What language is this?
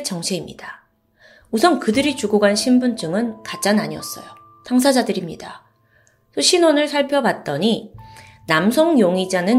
Korean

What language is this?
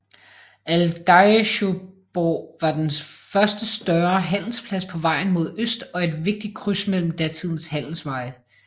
Danish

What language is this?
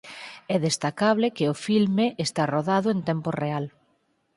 Galician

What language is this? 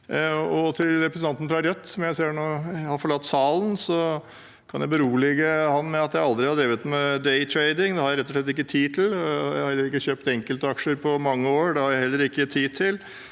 Norwegian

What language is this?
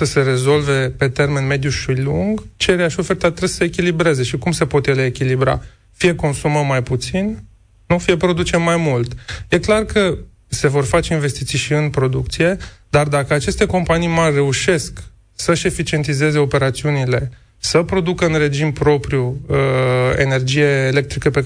Romanian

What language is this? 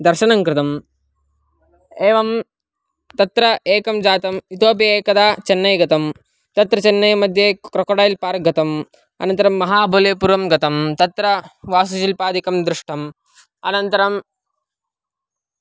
Sanskrit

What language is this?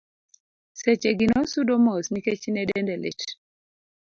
Luo (Kenya and Tanzania)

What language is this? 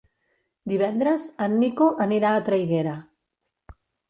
Catalan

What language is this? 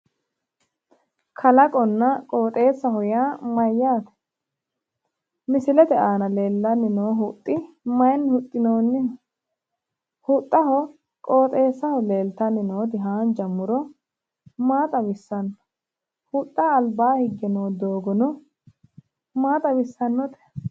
Sidamo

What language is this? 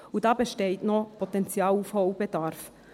Swiss German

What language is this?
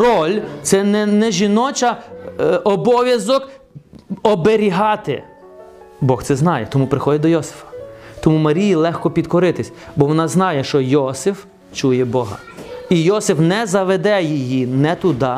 Ukrainian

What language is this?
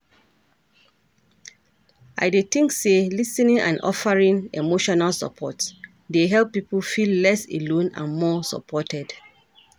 Nigerian Pidgin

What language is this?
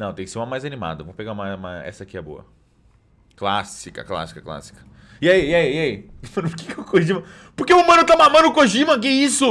Portuguese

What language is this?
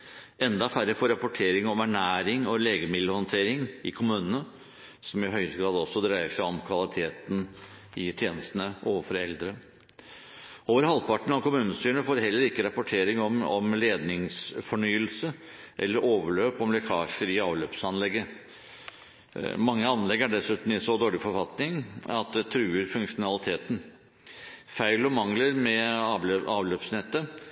Norwegian Bokmål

